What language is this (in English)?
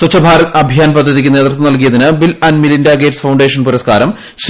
Malayalam